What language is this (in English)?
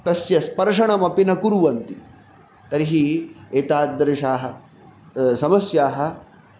Sanskrit